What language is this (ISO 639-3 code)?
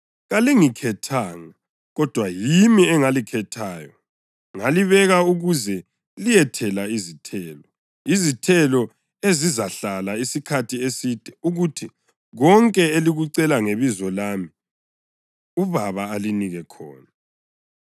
nde